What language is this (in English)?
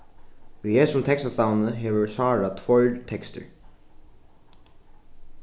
Faroese